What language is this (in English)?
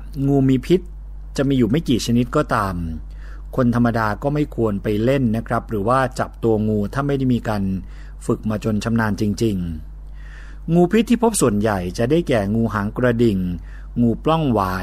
Thai